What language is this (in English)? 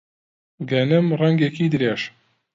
Central Kurdish